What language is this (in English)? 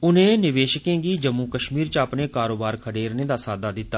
Dogri